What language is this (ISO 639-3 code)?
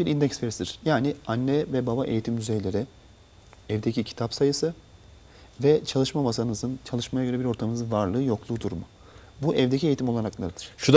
tur